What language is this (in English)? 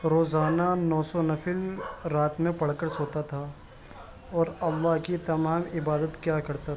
Urdu